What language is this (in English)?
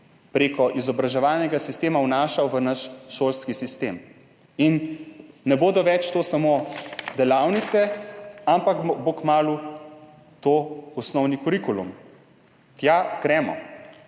Slovenian